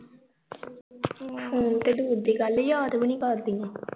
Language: Punjabi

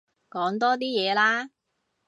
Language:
Cantonese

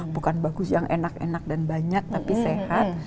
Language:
Indonesian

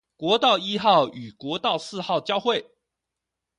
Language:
Chinese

